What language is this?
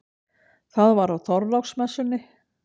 Icelandic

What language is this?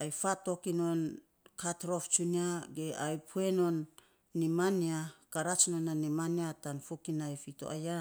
Saposa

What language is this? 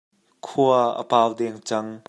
Hakha Chin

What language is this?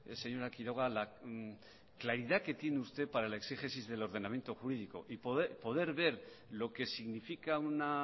Spanish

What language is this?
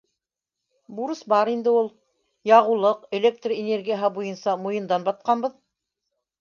Bashkir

